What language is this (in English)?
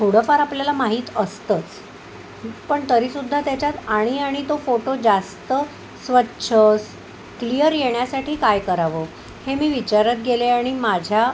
Marathi